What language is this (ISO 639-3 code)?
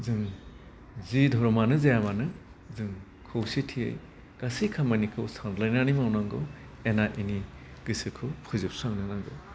brx